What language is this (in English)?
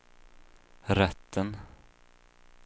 Swedish